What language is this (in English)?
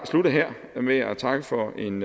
Danish